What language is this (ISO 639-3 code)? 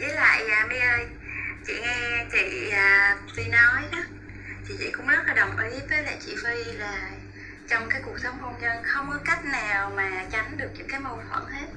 vie